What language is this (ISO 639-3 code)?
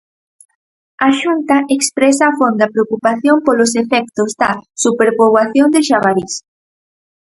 glg